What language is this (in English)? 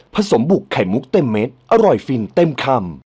Thai